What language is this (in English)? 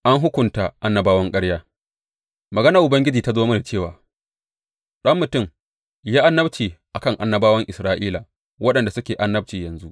Hausa